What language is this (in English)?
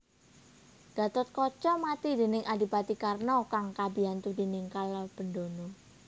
Javanese